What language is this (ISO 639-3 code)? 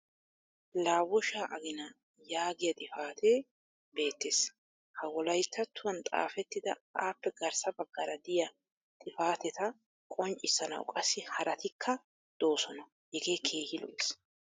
wal